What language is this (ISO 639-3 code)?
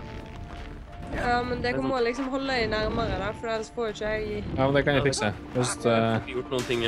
nor